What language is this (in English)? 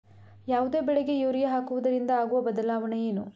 Kannada